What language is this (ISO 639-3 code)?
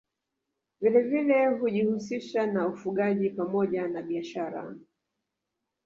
swa